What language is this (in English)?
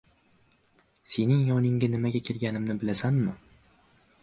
Uzbek